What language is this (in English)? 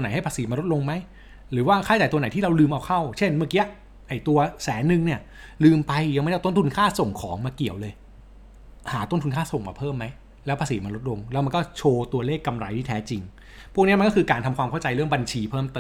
Thai